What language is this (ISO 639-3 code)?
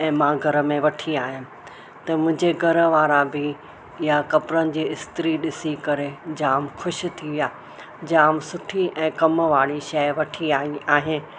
snd